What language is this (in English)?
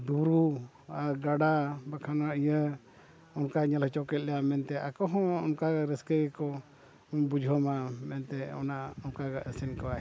Santali